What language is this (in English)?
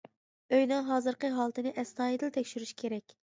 Uyghur